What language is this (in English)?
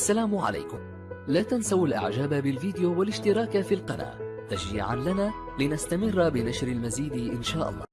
Arabic